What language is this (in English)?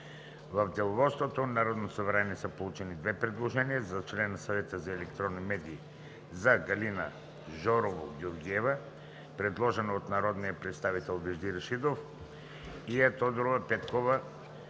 Bulgarian